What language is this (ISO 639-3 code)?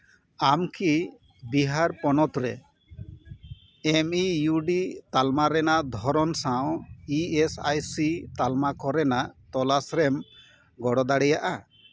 sat